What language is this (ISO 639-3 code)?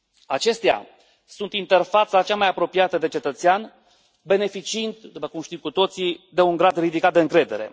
ron